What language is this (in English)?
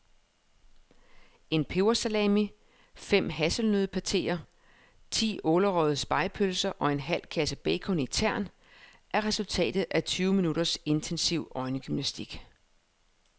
Danish